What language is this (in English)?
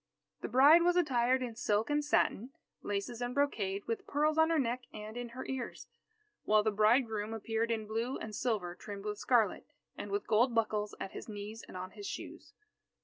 English